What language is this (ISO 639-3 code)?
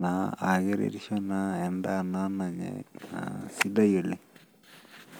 mas